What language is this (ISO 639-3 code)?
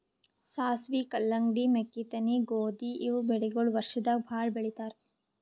kan